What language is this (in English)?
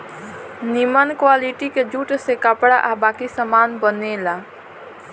Bhojpuri